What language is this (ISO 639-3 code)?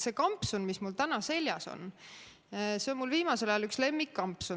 est